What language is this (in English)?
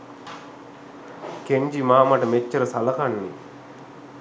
Sinhala